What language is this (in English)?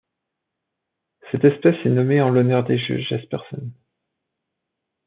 French